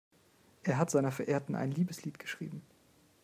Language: German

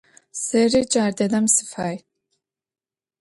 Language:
Adyghe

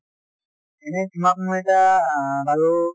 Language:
Assamese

